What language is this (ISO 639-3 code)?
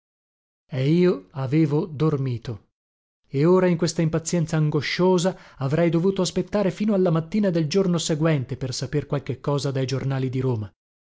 ita